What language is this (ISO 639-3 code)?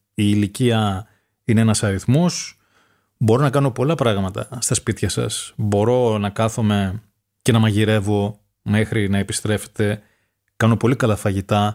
ell